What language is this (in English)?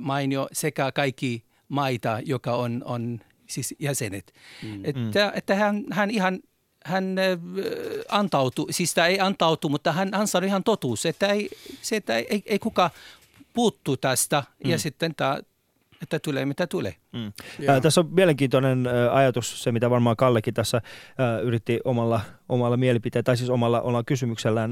Finnish